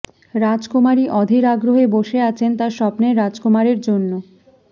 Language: Bangla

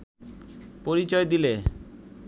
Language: Bangla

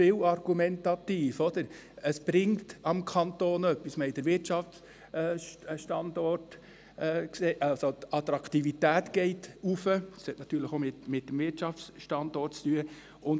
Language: Swiss German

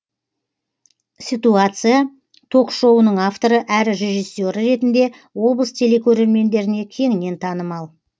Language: Kazakh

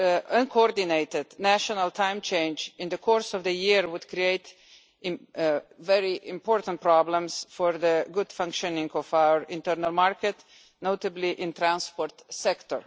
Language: English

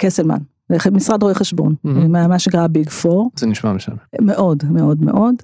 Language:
Hebrew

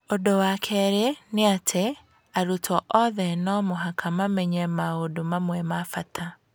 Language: Kikuyu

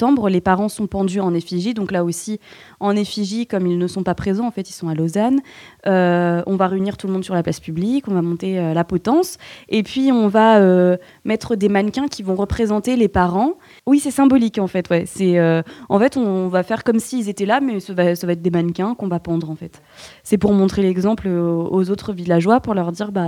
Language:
French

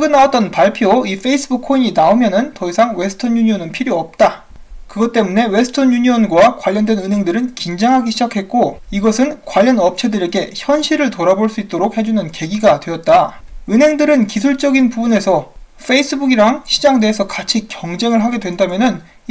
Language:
Korean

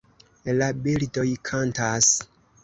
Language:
Esperanto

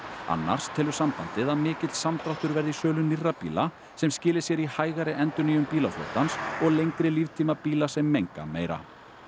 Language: Icelandic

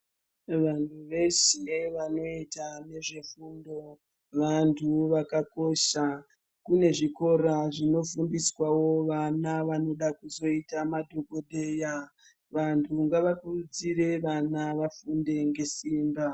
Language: Ndau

